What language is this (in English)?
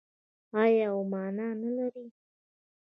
Pashto